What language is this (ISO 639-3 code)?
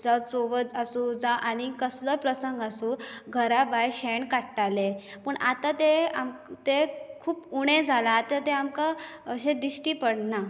kok